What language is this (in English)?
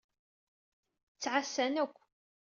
Kabyle